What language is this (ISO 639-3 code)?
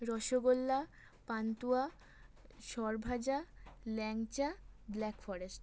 ben